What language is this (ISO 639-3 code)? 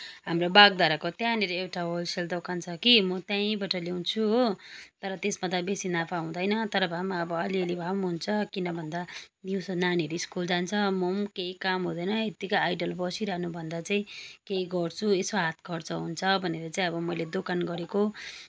nep